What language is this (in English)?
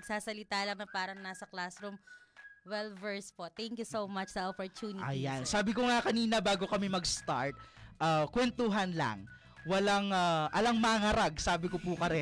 Filipino